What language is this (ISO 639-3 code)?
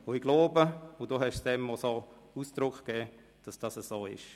gsw